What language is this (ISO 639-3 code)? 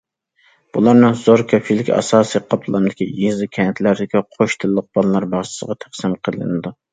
uig